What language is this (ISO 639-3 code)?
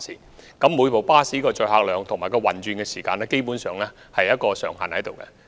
yue